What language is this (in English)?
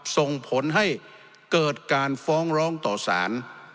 Thai